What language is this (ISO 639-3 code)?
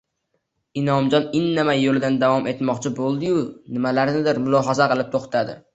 uzb